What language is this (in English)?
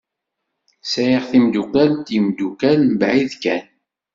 Kabyle